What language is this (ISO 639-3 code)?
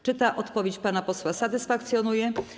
pol